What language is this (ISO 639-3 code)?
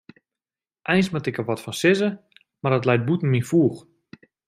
fry